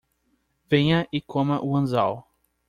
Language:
Portuguese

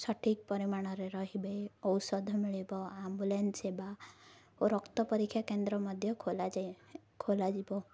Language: Odia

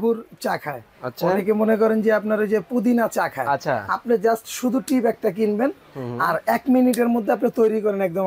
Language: Bangla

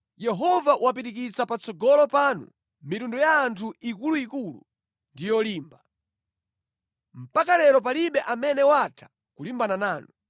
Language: Nyanja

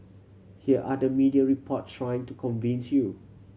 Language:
English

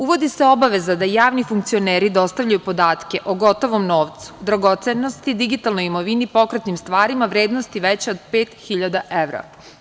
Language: Serbian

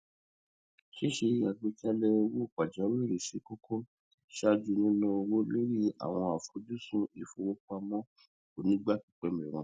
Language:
Yoruba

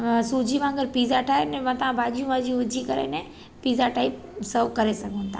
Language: Sindhi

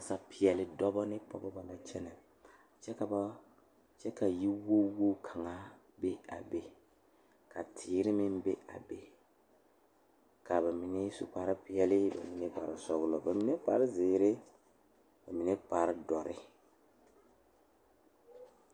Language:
Southern Dagaare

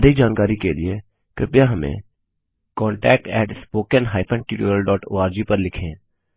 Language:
Hindi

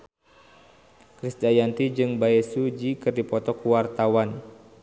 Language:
Sundanese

